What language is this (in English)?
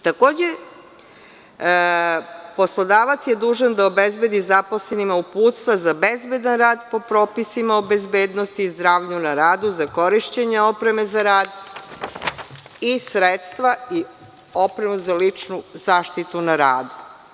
Serbian